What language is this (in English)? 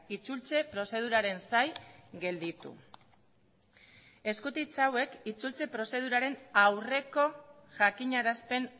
Basque